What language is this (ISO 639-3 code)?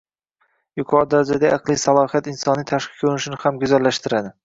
uzb